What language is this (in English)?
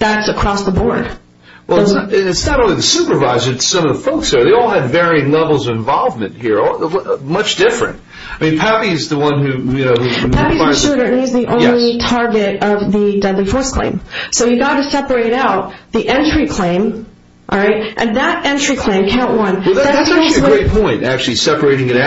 English